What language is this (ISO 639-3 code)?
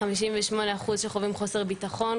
heb